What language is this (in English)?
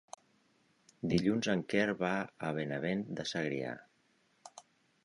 Catalan